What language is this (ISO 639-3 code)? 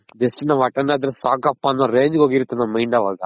kan